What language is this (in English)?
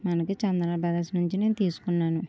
Telugu